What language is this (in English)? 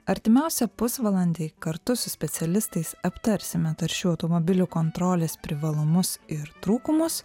Lithuanian